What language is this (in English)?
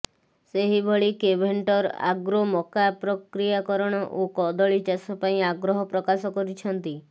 Odia